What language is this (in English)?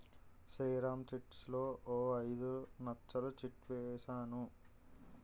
Telugu